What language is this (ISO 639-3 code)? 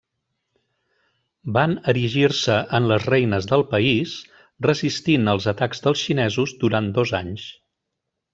cat